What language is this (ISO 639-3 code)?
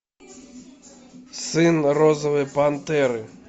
rus